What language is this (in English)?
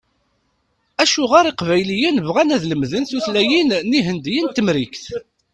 Kabyle